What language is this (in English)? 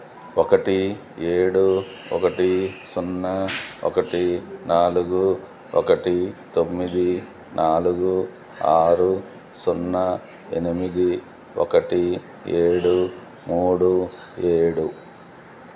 Telugu